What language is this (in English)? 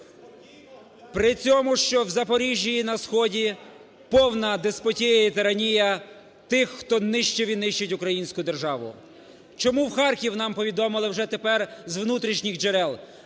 Ukrainian